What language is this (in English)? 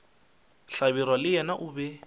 Northern Sotho